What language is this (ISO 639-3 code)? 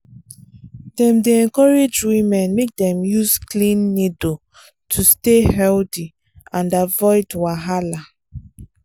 pcm